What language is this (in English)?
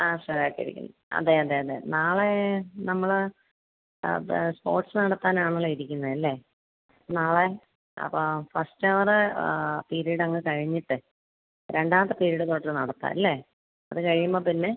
Malayalam